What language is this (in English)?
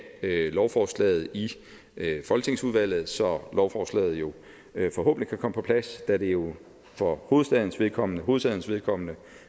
Danish